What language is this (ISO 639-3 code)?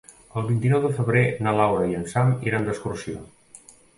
cat